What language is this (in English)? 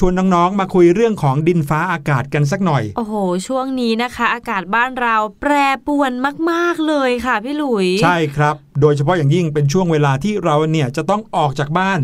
Thai